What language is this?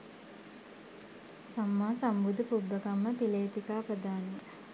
Sinhala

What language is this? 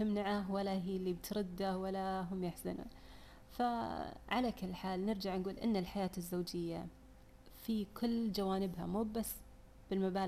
Arabic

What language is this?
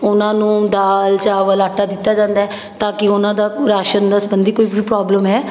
Punjabi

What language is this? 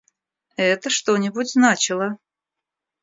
Russian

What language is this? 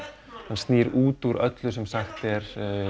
Icelandic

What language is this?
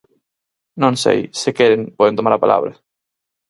Galician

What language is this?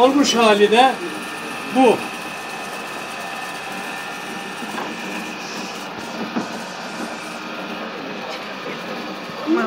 Turkish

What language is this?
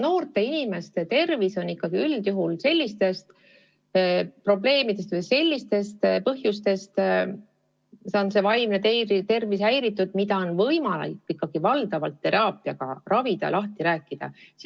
Estonian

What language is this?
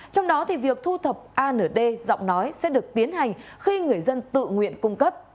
Vietnamese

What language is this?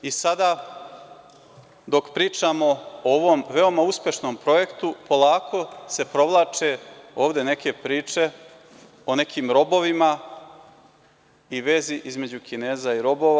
Serbian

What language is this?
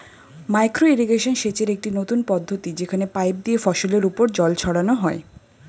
Bangla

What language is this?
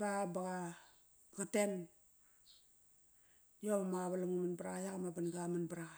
Kairak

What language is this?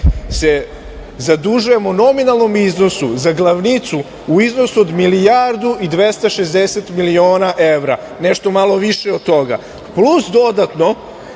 Serbian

